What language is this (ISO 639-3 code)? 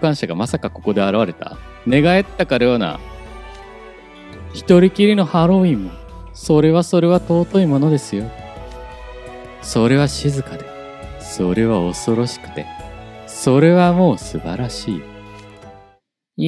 jpn